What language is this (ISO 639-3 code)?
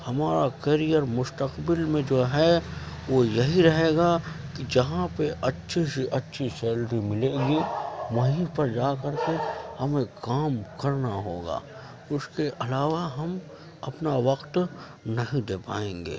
urd